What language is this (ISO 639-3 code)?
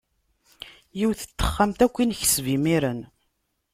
kab